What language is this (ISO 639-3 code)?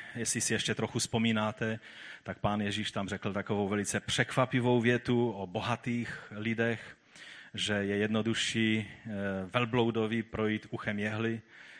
ces